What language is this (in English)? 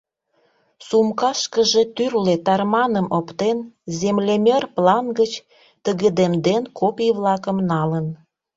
Mari